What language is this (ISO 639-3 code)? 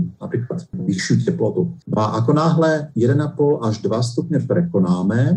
slk